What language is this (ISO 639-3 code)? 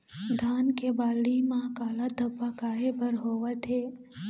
hne